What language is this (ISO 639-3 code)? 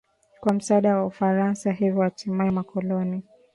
swa